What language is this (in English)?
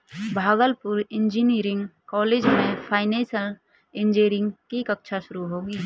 Hindi